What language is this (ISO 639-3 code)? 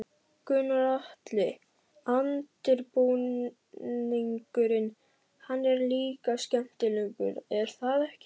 isl